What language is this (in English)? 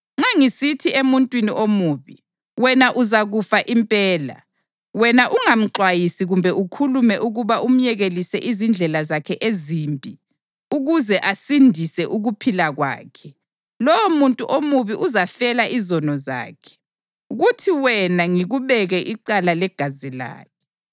North Ndebele